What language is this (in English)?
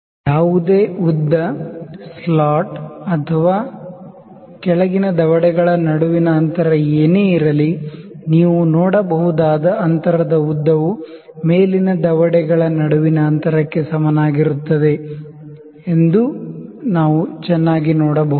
Kannada